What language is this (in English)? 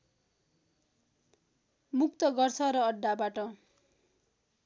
Nepali